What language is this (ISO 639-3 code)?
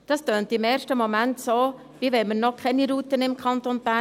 gsw